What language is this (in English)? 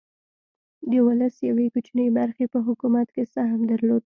Pashto